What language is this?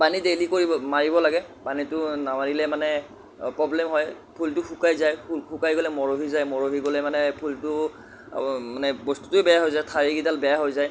Assamese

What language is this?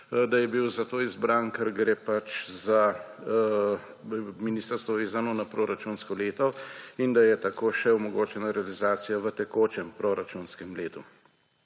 Slovenian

